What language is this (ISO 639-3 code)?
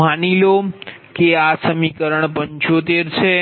guj